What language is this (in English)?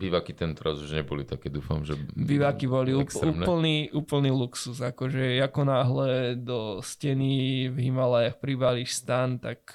Slovak